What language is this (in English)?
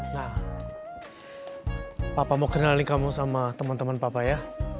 Indonesian